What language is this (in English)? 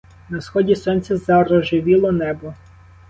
Ukrainian